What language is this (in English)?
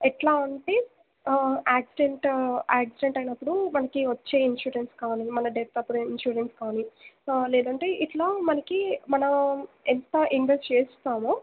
Telugu